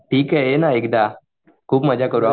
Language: Marathi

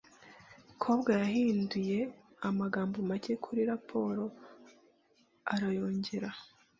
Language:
Kinyarwanda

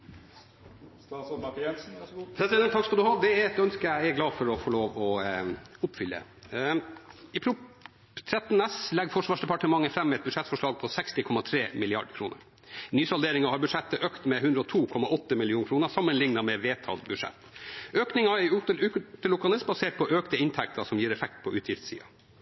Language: Norwegian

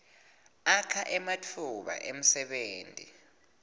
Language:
Swati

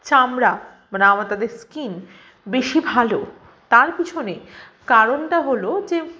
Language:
Bangla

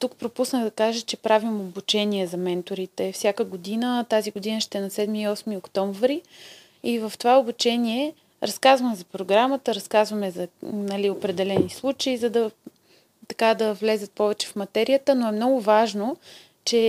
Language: Bulgarian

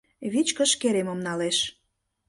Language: Mari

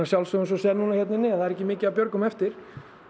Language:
Icelandic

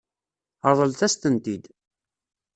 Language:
Kabyle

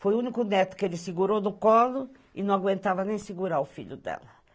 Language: Portuguese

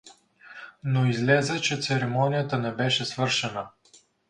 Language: Bulgarian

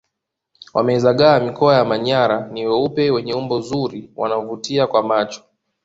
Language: Swahili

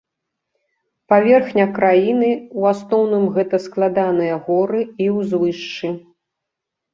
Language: Belarusian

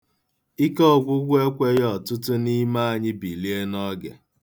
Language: Igbo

